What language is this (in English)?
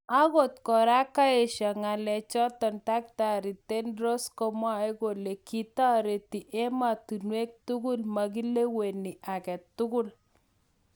Kalenjin